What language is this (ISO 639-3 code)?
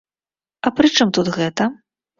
bel